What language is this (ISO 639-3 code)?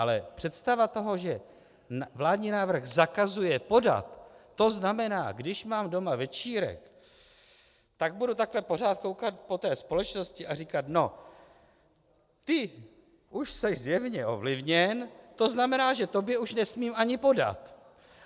ces